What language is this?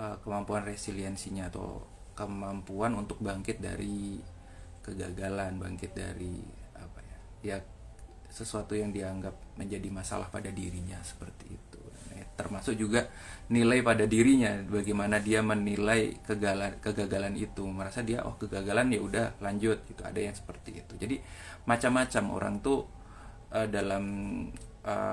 Indonesian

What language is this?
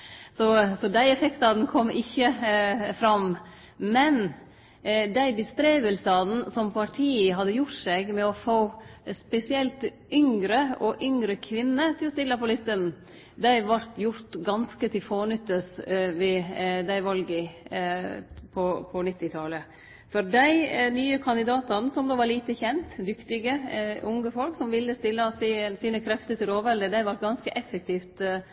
Norwegian Nynorsk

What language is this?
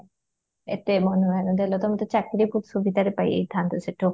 Odia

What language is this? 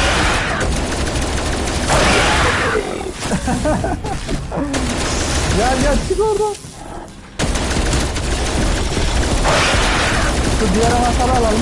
Turkish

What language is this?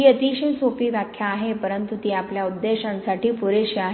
Marathi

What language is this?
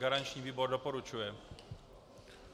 Czech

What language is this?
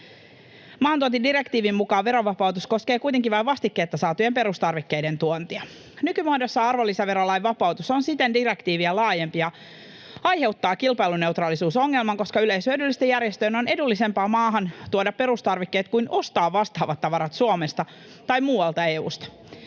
Finnish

